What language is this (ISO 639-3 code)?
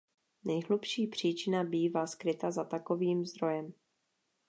ces